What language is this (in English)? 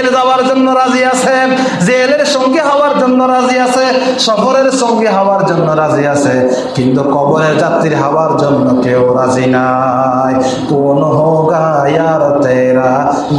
Indonesian